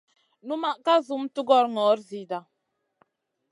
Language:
Masana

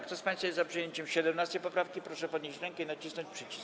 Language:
Polish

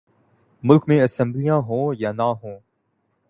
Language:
Urdu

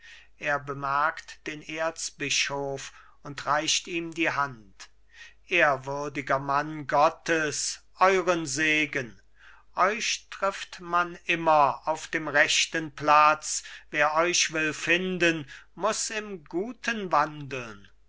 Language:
German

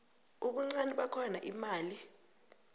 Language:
South Ndebele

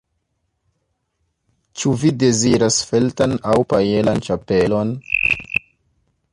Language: Esperanto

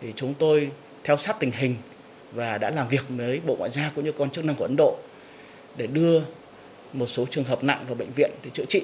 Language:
Vietnamese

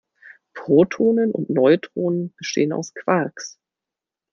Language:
German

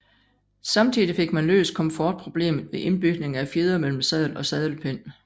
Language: Danish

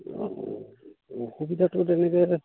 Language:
Assamese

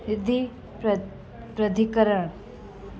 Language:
Sindhi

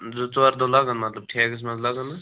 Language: Kashmiri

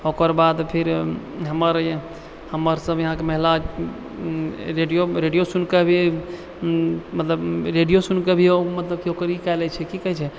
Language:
Maithili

